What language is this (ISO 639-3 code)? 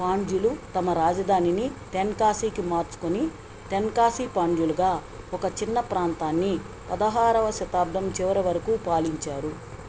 tel